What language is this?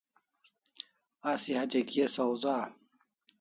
Kalasha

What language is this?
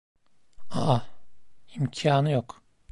Turkish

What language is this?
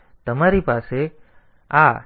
Gujarati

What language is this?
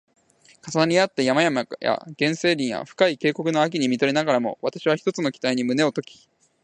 Japanese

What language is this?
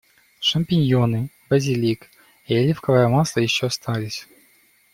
Russian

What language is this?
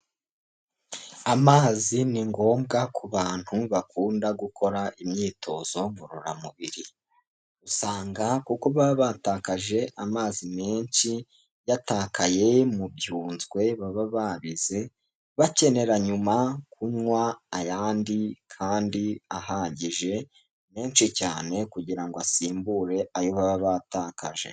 Kinyarwanda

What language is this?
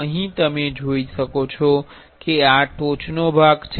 Gujarati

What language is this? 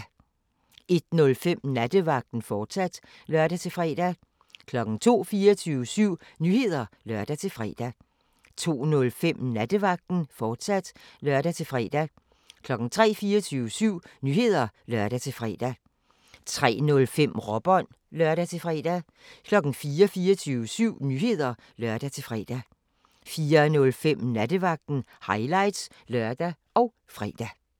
Danish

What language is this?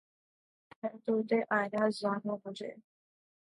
Urdu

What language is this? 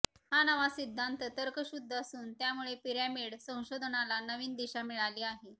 Marathi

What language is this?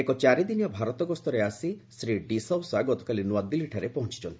Odia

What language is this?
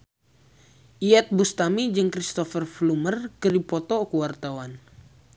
Sundanese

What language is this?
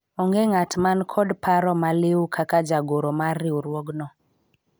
Luo (Kenya and Tanzania)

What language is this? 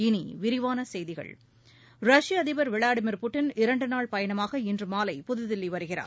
Tamil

